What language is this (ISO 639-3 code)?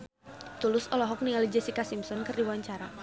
sun